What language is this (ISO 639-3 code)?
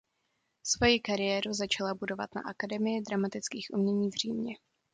ces